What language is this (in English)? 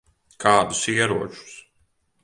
Latvian